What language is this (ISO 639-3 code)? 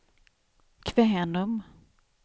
swe